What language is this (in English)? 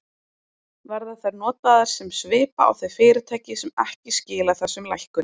Icelandic